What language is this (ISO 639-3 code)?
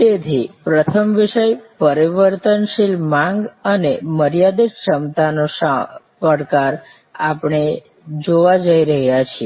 guj